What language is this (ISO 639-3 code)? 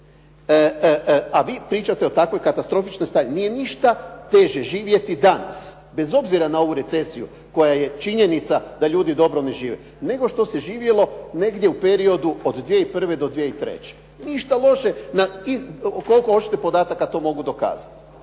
hrv